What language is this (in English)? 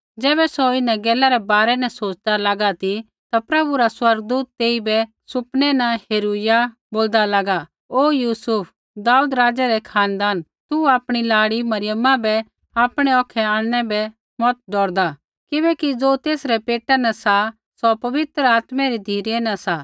Kullu Pahari